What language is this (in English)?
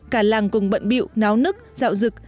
Vietnamese